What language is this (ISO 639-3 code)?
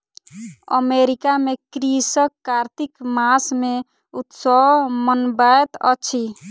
mai